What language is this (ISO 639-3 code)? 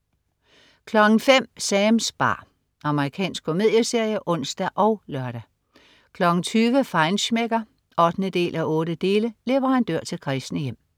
dan